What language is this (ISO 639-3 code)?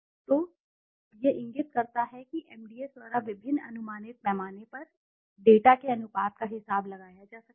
hin